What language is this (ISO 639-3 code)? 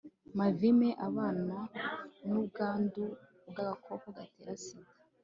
kin